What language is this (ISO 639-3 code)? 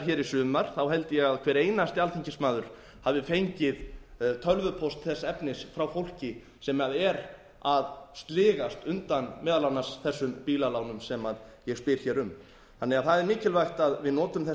isl